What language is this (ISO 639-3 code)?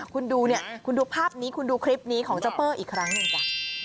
tha